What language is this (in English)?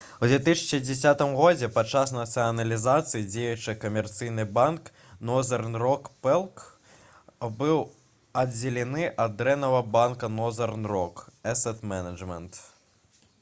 Belarusian